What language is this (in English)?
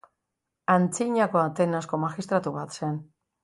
Basque